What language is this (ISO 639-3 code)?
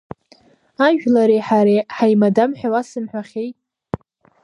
abk